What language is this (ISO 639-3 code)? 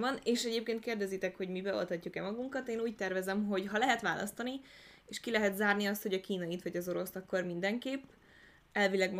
hun